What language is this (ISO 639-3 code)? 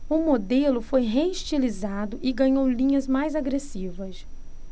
por